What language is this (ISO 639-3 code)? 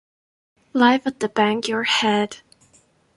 ita